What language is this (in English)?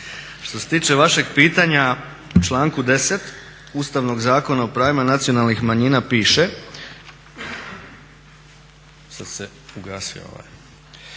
Croatian